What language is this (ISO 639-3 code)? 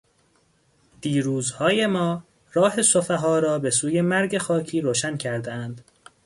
fas